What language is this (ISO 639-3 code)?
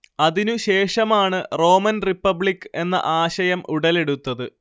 mal